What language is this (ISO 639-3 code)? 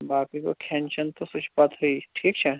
kas